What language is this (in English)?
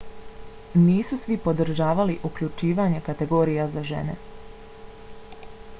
Bosnian